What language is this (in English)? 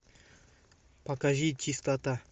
Russian